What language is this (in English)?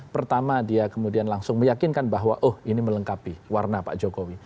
Indonesian